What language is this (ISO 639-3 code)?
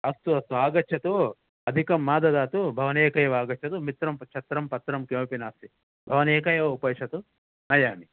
san